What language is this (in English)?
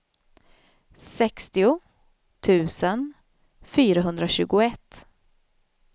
Swedish